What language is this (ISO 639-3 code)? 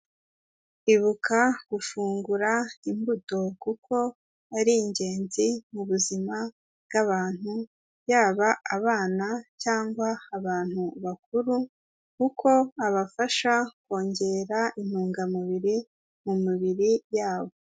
kin